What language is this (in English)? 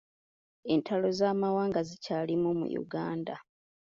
Ganda